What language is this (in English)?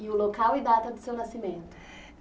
Portuguese